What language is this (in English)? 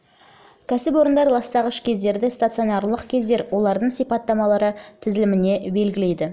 Kazakh